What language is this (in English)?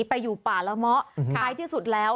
Thai